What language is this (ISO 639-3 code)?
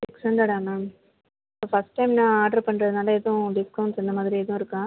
tam